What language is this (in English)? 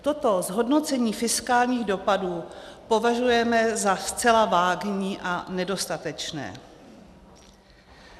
Czech